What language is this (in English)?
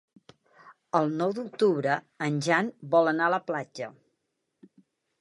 Catalan